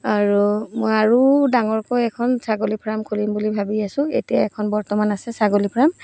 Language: Assamese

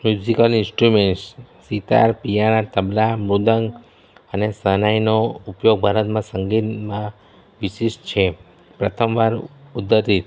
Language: Gujarati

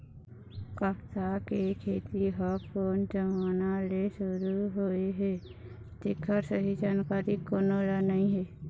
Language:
Chhattisgarhi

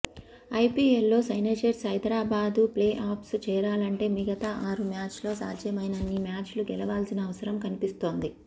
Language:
Telugu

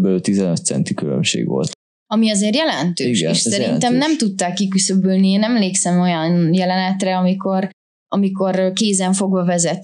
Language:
Hungarian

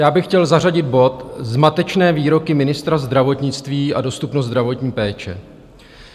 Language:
Czech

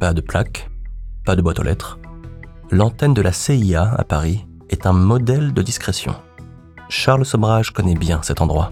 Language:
French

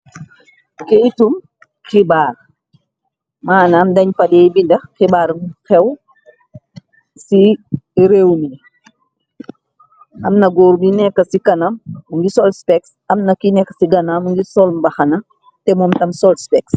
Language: Wolof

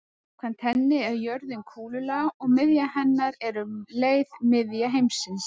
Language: Icelandic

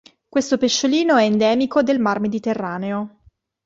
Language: Italian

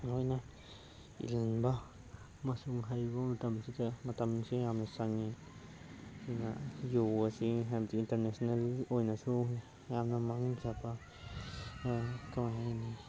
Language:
Manipuri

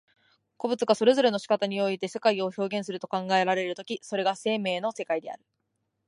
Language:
Japanese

